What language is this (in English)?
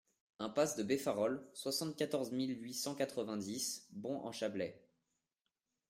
French